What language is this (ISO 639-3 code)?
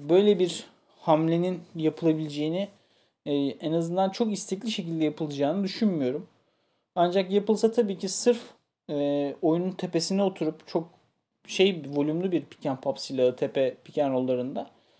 tur